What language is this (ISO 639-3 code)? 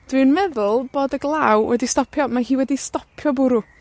cym